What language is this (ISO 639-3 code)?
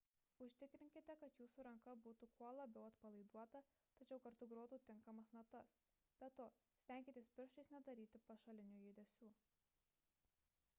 lit